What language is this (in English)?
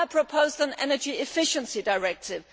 English